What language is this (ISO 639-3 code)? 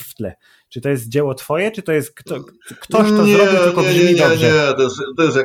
pol